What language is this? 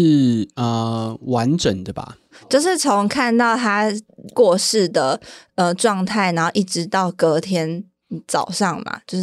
Chinese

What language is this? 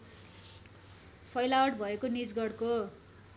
Nepali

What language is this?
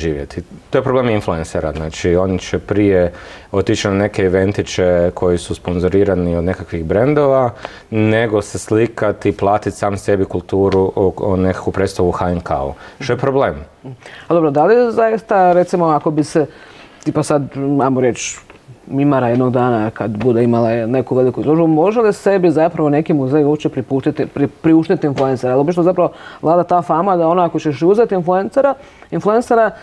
Croatian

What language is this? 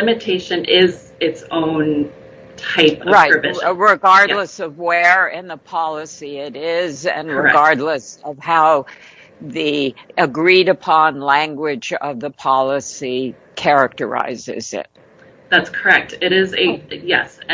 English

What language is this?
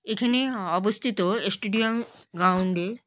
Bangla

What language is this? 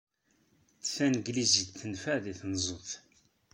Kabyle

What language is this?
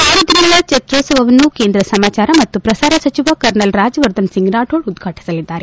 Kannada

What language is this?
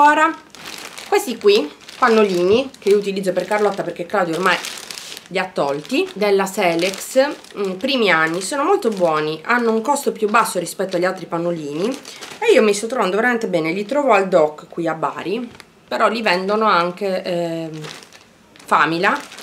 Italian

